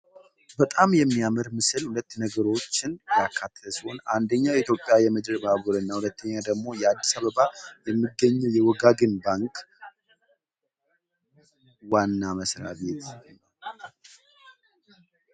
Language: Amharic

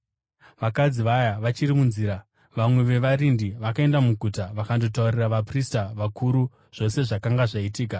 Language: Shona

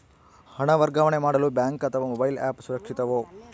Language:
Kannada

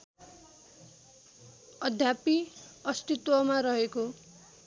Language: Nepali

